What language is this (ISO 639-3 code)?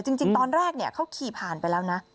tha